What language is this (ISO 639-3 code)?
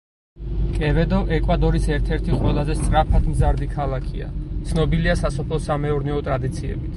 kat